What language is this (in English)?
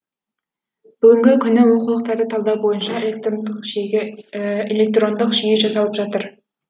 Kazakh